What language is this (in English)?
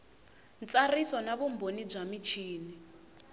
Tsonga